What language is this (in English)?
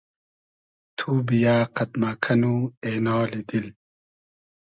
Hazaragi